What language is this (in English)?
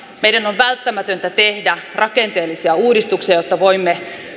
Finnish